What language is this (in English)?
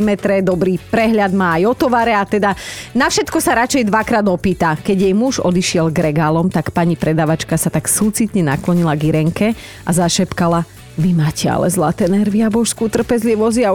Slovak